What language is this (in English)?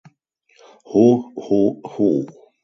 German